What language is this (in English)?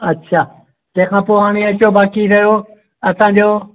Sindhi